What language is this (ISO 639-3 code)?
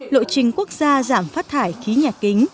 vie